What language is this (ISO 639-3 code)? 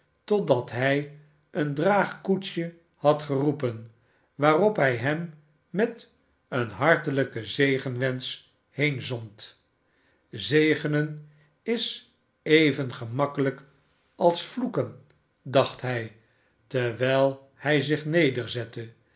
nld